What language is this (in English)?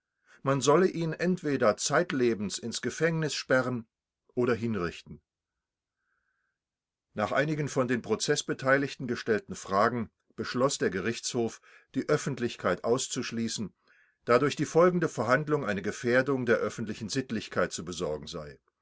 German